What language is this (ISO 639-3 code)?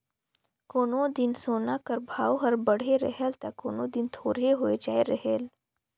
hne